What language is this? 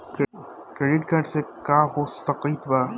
Bhojpuri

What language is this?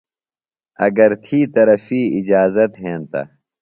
Phalura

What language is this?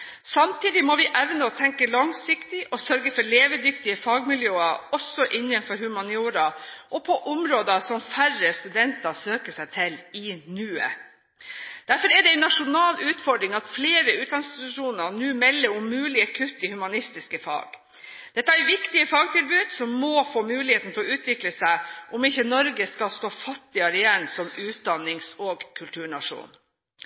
Norwegian Bokmål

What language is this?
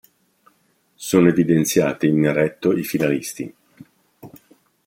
Italian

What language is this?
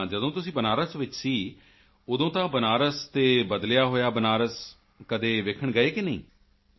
Punjabi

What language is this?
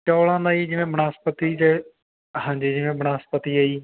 Punjabi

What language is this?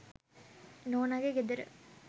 Sinhala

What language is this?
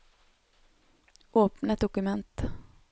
Norwegian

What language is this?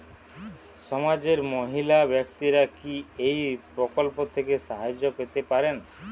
Bangla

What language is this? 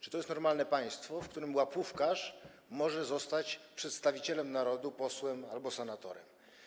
Polish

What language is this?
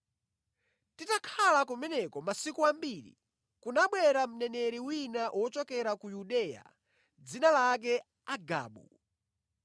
Nyanja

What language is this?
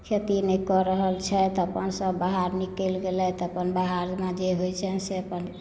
Maithili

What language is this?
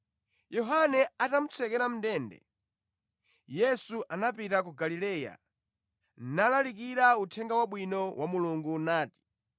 Nyanja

